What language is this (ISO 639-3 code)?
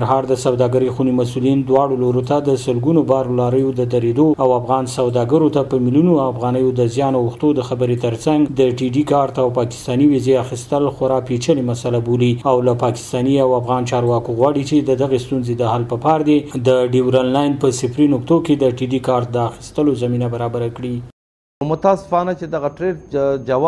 fas